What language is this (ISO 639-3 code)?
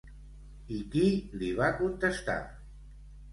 cat